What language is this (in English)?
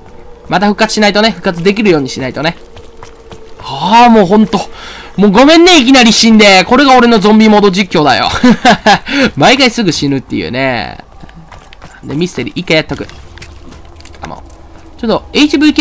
Japanese